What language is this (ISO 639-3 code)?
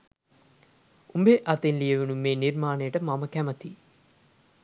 sin